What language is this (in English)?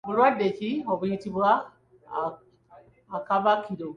Ganda